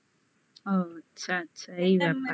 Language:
Bangla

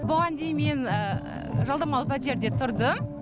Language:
Kazakh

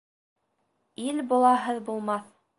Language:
Bashkir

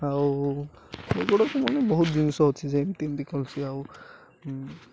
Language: Odia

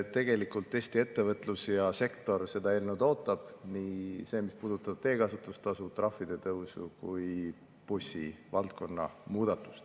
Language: Estonian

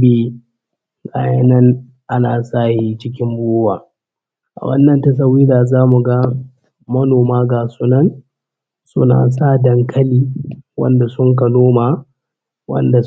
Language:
Hausa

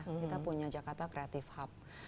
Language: Indonesian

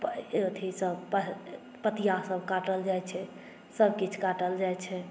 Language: Maithili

